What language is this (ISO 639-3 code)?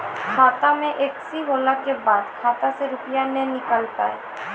mai